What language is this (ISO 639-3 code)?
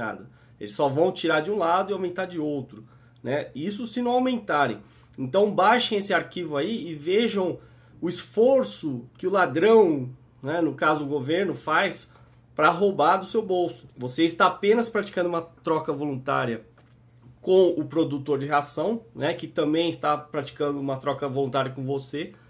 por